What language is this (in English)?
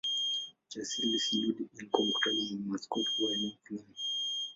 Swahili